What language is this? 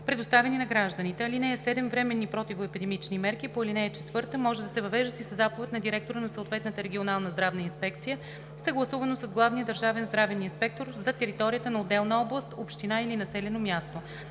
Bulgarian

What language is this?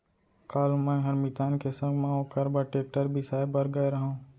Chhattisgarhi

